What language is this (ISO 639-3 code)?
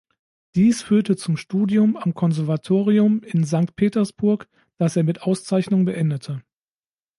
deu